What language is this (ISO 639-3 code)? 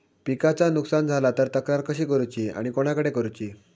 mar